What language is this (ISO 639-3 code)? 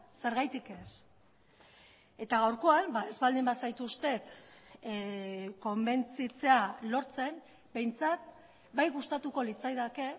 eus